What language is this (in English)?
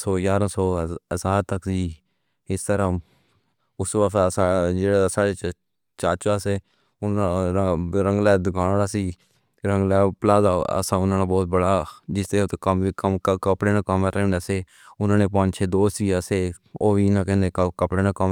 Pahari-Potwari